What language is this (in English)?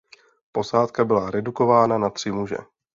Czech